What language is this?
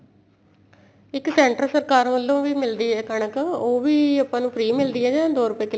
Punjabi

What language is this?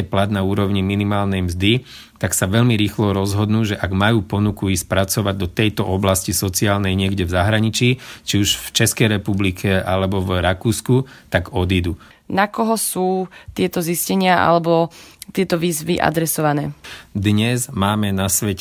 Slovak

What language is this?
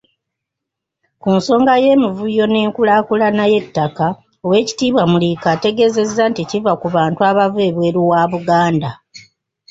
Ganda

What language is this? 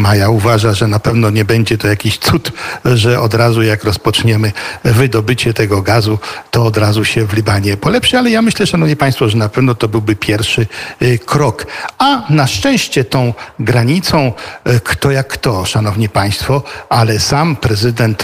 Polish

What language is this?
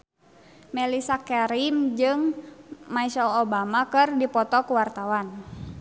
Sundanese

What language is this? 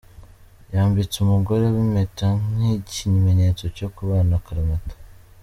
Kinyarwanda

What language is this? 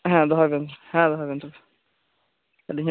Santali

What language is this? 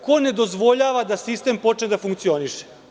Serbian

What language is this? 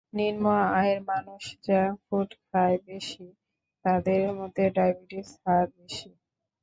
Bangla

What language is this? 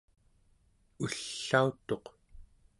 Central Yupik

